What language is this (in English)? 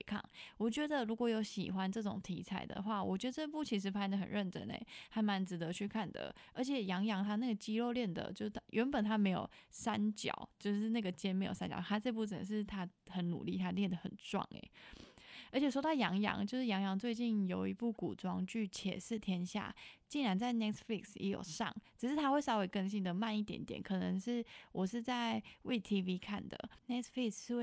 Chinese